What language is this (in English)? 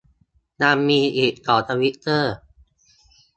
Thai